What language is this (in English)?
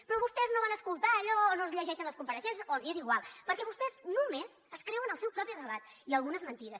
Catalan